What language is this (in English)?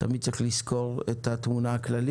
Hebrew